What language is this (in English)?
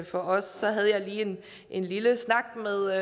Danish